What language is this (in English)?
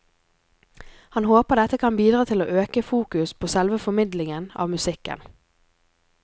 Norwegian